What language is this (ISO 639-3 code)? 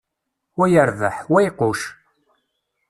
kab